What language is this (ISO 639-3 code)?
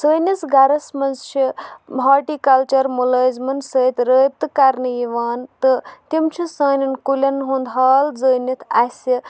kas